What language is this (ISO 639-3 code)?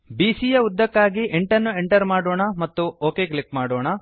kan